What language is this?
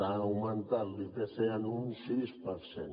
Catalan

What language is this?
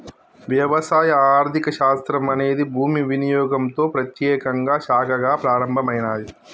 Telugu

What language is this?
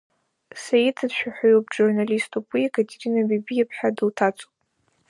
Abkhazian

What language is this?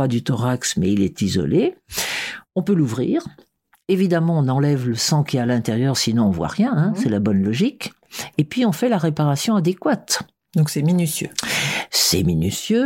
French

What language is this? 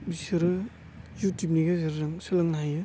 Bodo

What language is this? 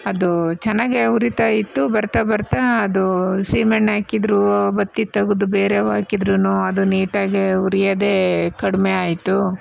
Kannada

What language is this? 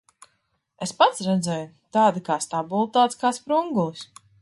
Latvian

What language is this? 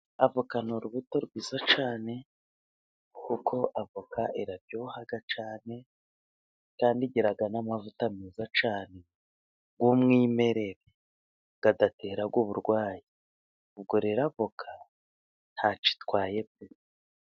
Kinyarwanda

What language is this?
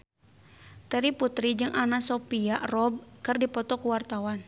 Sundanese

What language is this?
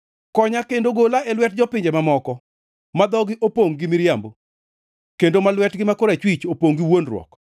Luo (Kenya and Tanzania)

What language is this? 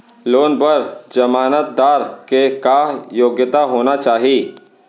Chhattisgarhi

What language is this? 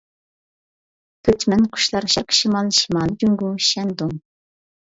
Uyghur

